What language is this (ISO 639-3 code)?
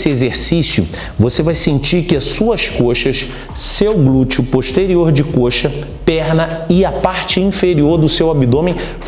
por